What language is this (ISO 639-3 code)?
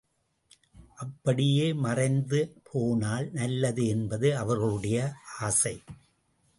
tam